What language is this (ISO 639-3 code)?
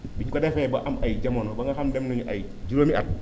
wol